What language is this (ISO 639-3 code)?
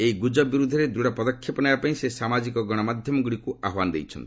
ori